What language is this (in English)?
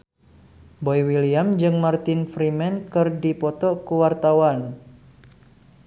Sundanese